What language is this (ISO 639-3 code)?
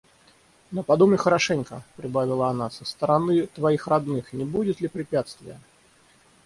rus